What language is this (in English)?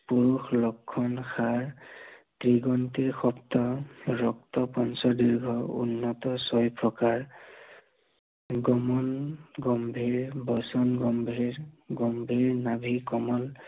Assamese